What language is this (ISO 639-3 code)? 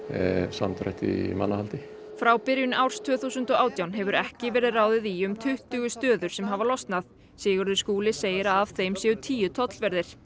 isl